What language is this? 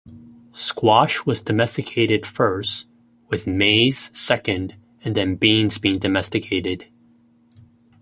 English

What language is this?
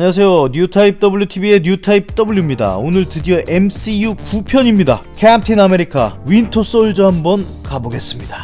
Korean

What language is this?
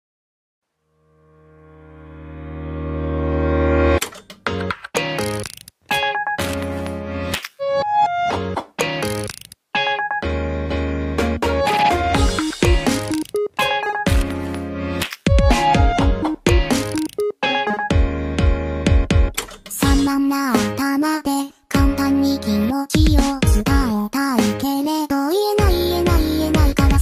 Japanese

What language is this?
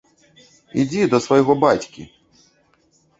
Belarusian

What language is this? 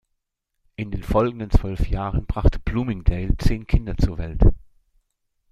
German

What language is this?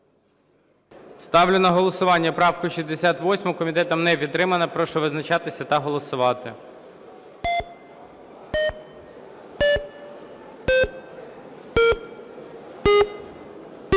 Ukrainian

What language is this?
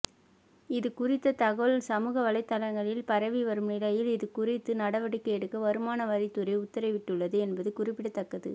Tamil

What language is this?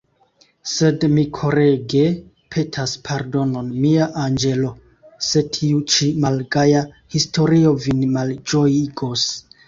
Esperanto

